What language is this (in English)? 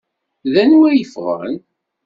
Kabyle